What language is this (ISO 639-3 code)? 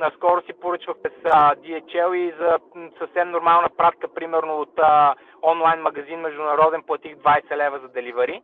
bul